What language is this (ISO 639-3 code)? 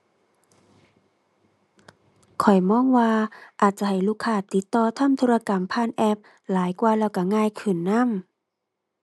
tha